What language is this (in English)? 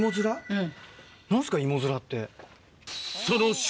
Japanese